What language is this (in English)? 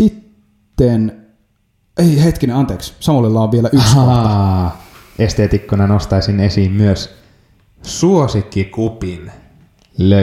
Finnish